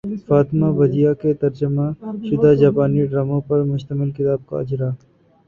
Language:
Urdu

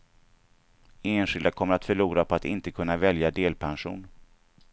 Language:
Swedish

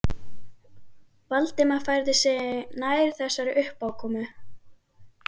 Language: Icelandic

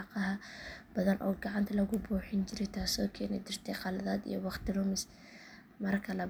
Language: Somali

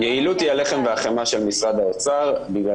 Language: Hebrew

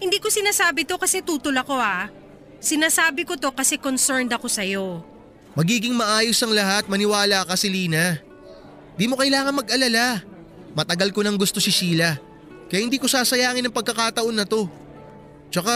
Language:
Filipino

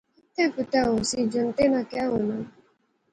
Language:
Pahari-Potwari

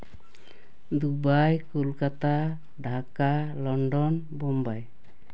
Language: Santali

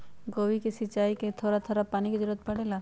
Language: Magahi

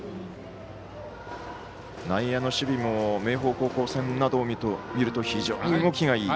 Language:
Japanese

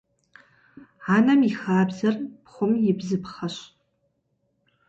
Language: Kabardian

